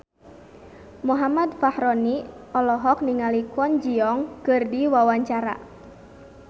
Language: Sundanese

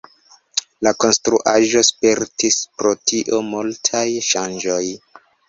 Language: Esperanto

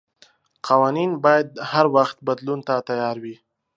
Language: Pashto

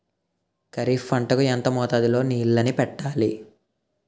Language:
Telugu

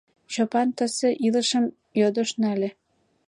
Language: Mari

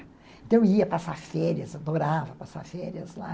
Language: Portuguese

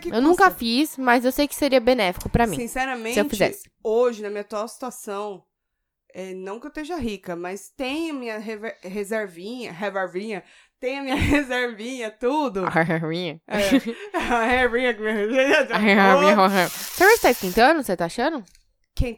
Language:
Portuguese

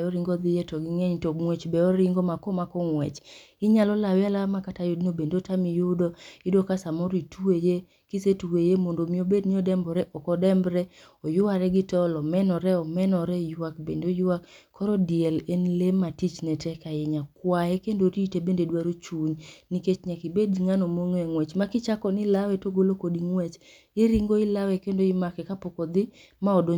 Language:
Luo (Kenya and Tanzania)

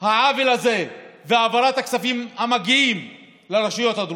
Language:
Hebrew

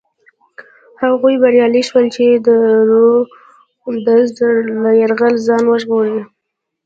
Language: Pashto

